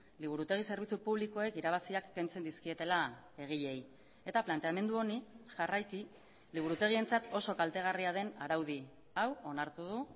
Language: Basque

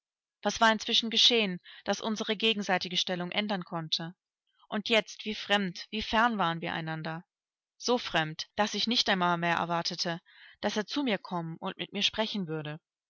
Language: German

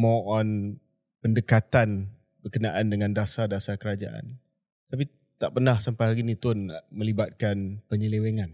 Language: Malay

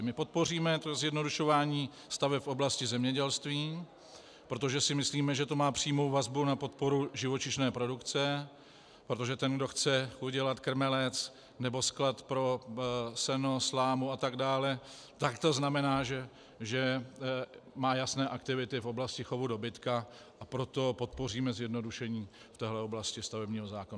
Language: Czech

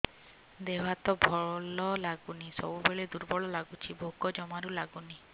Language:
Odia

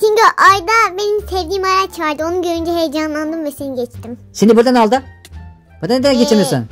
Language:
Turkish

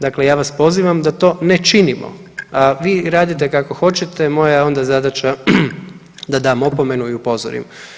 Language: Croatian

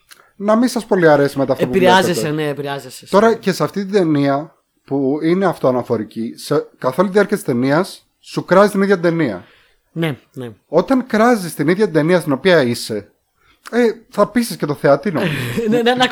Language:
Greek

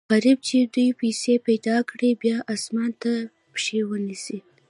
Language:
Pashto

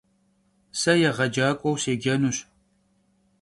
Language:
Kabardian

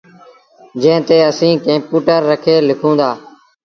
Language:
Sindhi Bhil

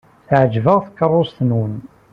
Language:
Kabyle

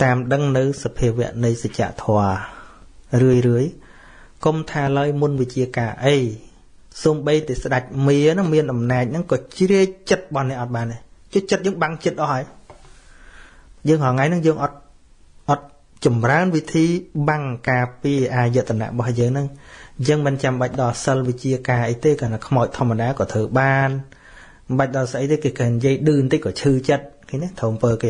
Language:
Vietnamese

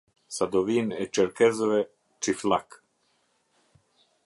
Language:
Albanian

